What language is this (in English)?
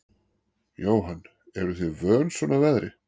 Icelandic